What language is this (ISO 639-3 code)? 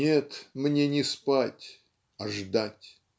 rus